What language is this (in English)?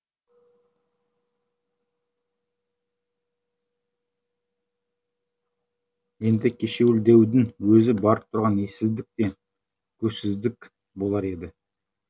Kazakh